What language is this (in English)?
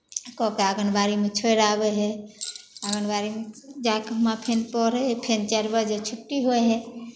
Maithili